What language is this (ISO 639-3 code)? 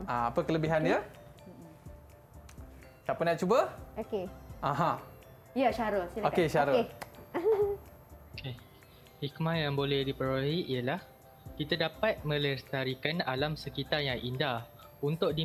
msa